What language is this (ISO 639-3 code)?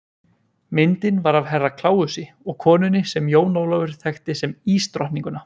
isl